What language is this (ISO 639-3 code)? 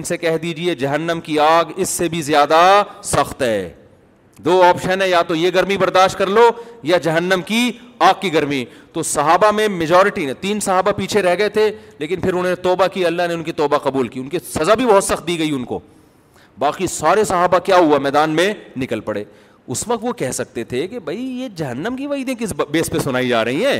urd